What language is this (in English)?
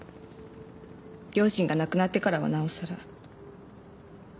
Japanese